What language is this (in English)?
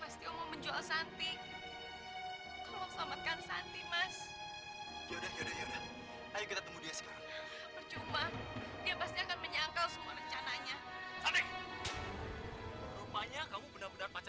Indonesian